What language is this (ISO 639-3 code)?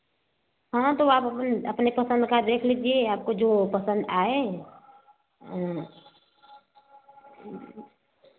hin